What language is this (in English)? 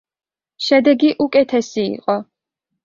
Georgian